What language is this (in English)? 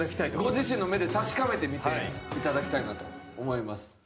Japanese